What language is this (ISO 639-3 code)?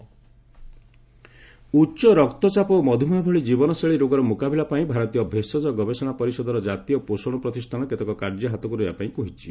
ori